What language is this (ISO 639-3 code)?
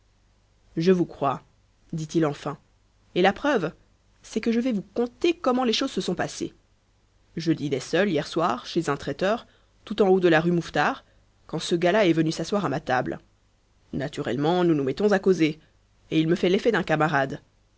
fra